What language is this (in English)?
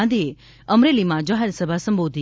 Gujarati